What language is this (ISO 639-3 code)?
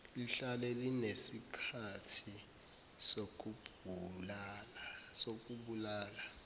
zul